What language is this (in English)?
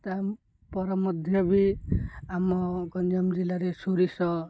Odia